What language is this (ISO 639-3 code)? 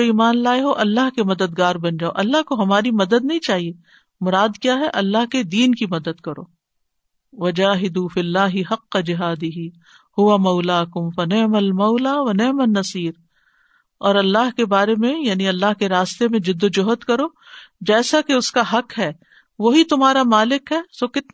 urd